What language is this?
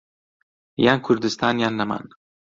Central Kurdish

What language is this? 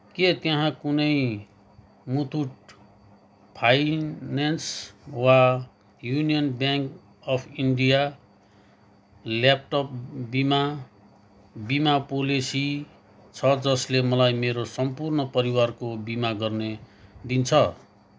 Nepali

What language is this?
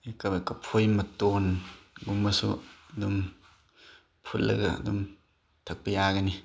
Manipuri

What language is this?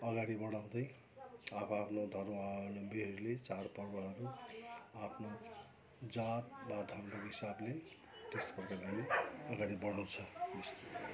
Nepali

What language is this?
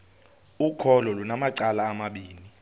Xhosa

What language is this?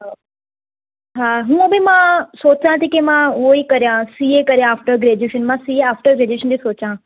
Sindhi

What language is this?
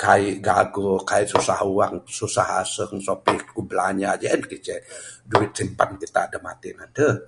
Bukar-Sadung Bidayuh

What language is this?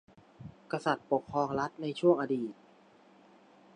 Thai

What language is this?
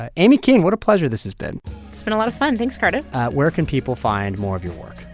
English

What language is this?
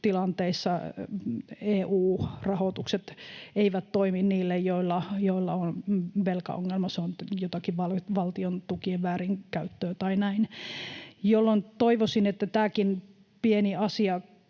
Finnish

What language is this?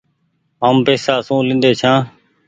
Goaria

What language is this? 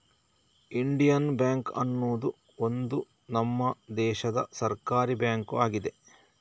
Kannada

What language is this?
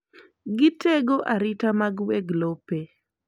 Luo (Kenya and Tanzania)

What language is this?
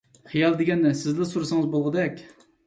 Uyghur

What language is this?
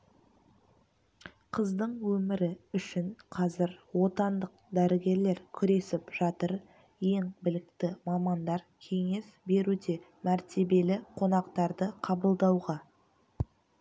Kazakh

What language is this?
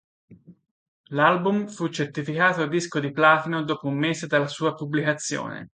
Italian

